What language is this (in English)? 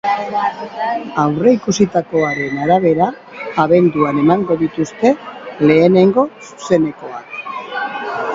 Basque